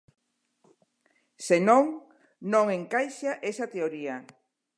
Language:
Galician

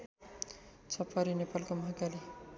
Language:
Nepali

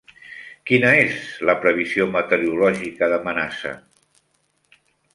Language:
Catalan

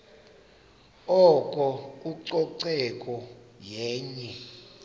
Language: Xhosa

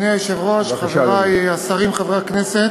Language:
Hebrew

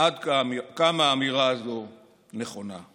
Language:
Hebrew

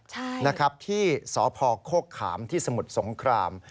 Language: Thai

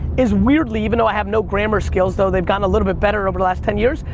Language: English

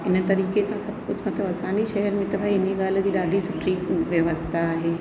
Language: Sindhi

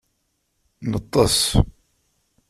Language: Kabyle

